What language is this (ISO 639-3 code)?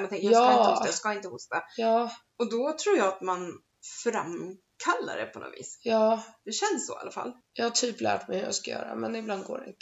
swe